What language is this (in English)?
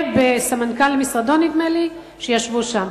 Hebrew